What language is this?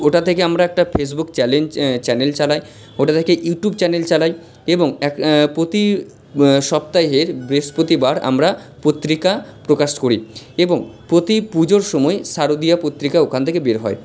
Bangla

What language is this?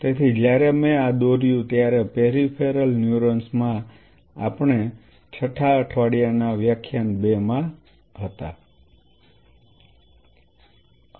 Gujarati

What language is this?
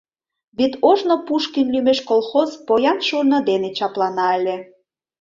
Mari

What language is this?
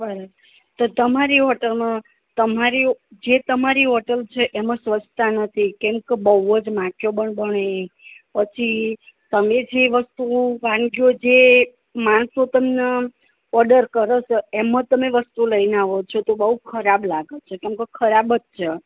Gujarati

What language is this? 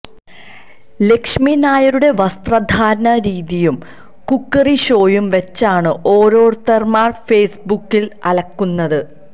Malayalam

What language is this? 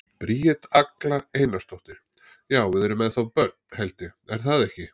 Icelandic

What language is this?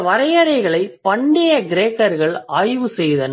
Tamil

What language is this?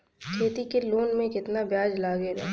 Bhojpuri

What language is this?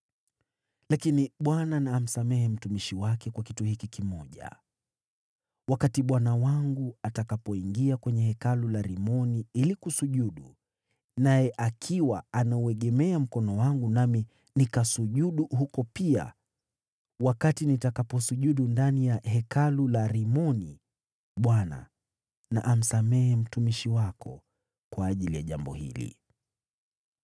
Swahili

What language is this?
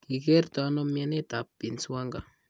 Kalenjin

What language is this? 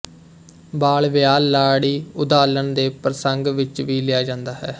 Punjabi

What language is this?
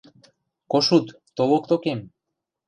Western Mari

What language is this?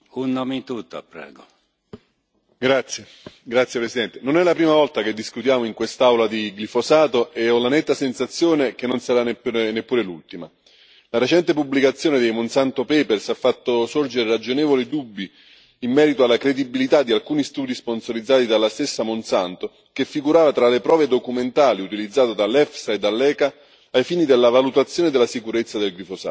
Italian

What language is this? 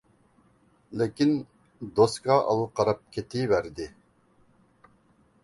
Uyghur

